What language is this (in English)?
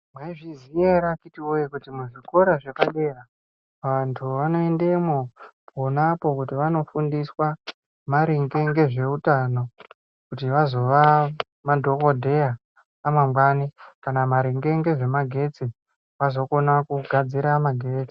Ndau